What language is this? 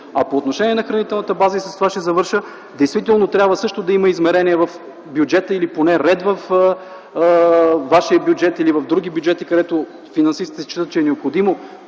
Bulgarian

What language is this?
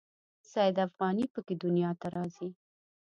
Pashto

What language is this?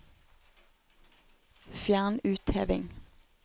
Norwegian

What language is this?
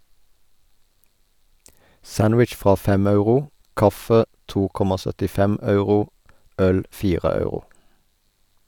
Norwegian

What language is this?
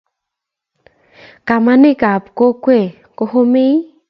Kalenjin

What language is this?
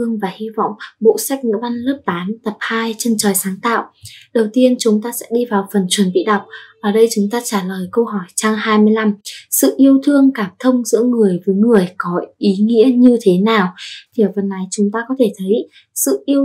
Vietnamese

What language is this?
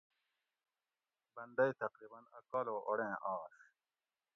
Gawri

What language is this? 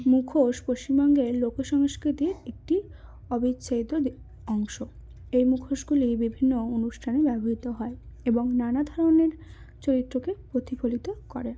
Bangla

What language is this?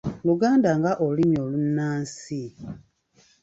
Ganda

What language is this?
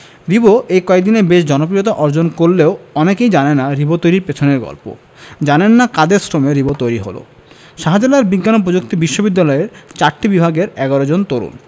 Bangla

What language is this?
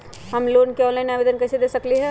Magahi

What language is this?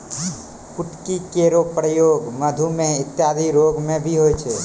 Maithili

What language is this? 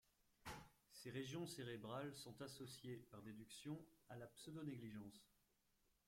French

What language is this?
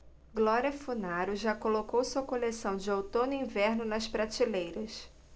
Portuguese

